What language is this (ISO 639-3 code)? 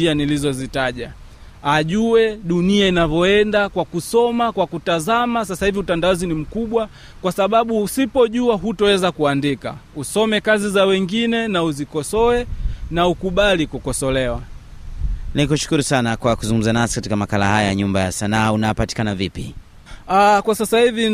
swa